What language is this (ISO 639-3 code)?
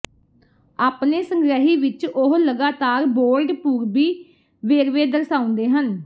pan